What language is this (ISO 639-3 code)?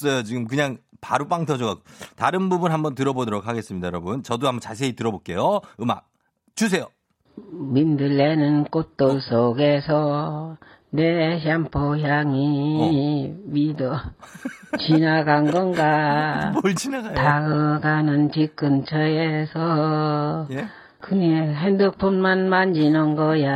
kor